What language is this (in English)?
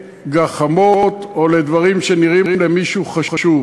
Hebrew